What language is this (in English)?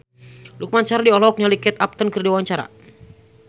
Sundanese